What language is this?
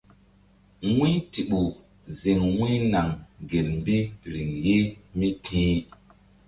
Mbum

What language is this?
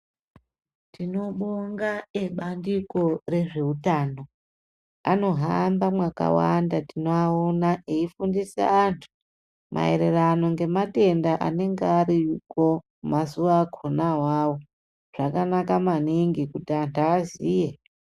Ndau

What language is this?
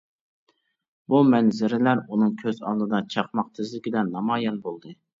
Uyghur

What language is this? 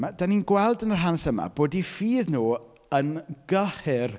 Welsh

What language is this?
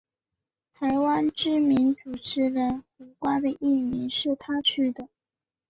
Chinese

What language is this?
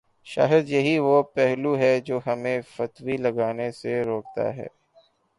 Urdu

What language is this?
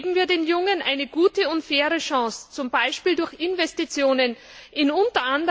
German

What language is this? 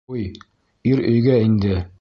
Bashkir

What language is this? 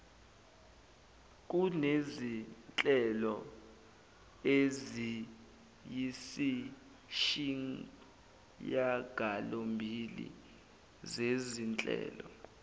Zulu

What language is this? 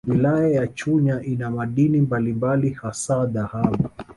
Swahili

